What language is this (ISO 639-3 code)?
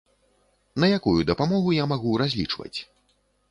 bel